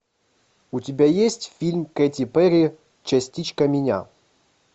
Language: Russian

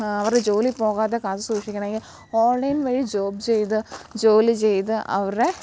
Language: Malayalam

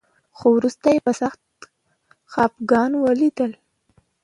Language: Pashto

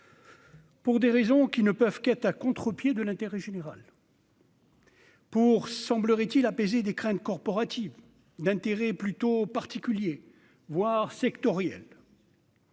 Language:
French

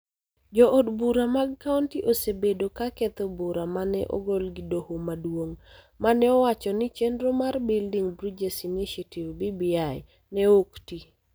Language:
Luo (Kenya and Tanzania)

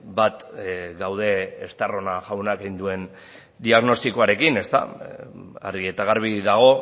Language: Basque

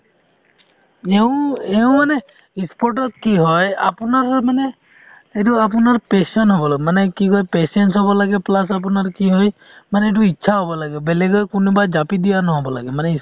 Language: Assamese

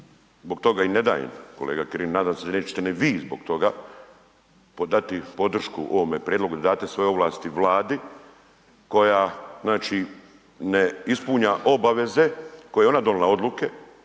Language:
Croatian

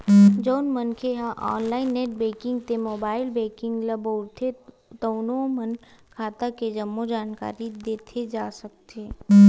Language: Chhattisgarhi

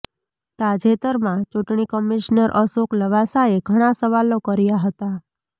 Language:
Gujarati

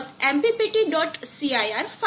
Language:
Gujarati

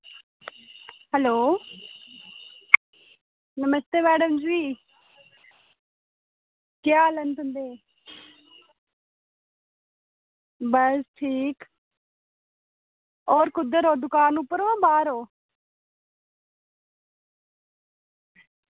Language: Dogri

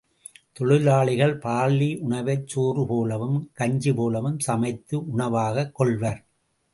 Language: Tamil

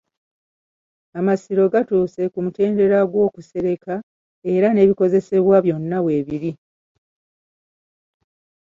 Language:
Ganda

